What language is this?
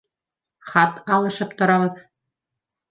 Bashkir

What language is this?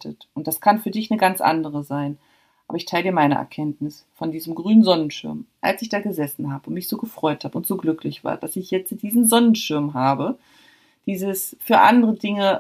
German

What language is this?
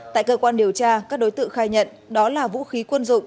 Vietnamese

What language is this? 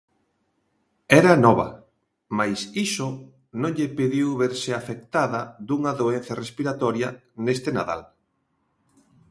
Galician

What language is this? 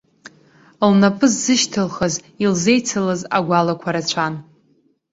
Abkhazian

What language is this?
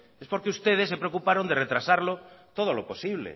Spanish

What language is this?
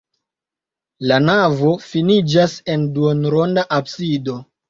Esperanto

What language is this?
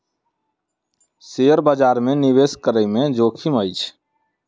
Maithili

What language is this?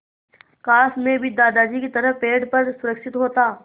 Hindi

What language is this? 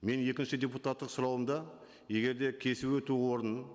Kazakh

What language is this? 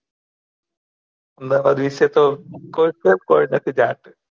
Gujarati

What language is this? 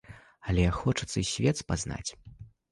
Belarusian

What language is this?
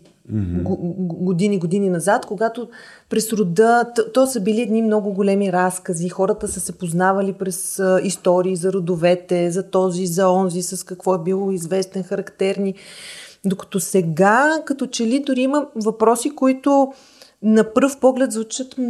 Bulgarian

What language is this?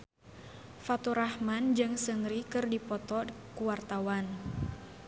Sundanese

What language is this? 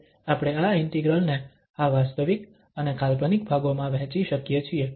Gujarati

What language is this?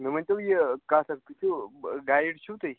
Kashmiri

